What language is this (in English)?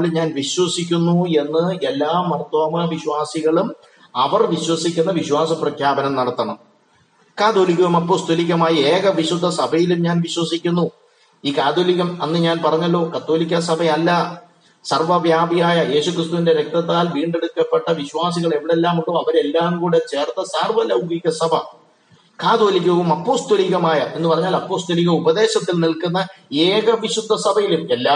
Malayalam